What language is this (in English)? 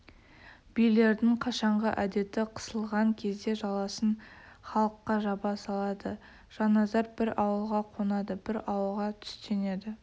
Kazakh